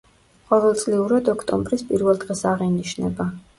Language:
Georgian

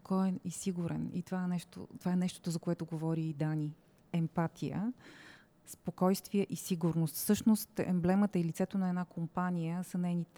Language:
Bulgarian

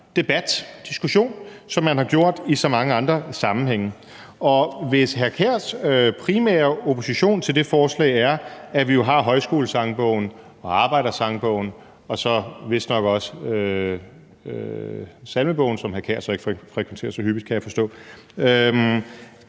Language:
Danish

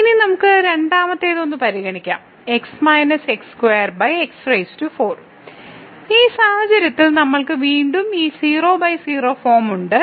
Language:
Malayalam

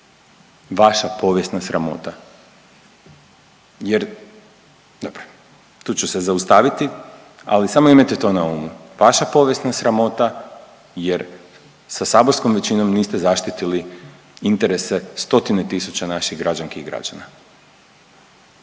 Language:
Croatian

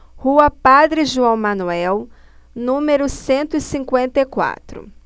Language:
Portuguese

